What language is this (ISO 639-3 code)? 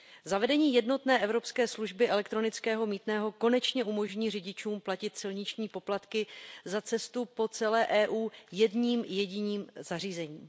ces